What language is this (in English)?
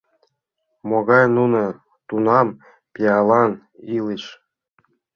Mari